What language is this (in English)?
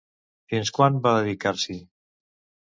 Catalan